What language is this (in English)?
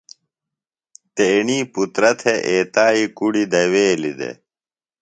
Phalura